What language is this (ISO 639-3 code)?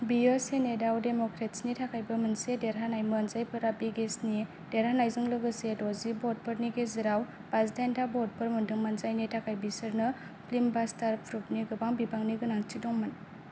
brx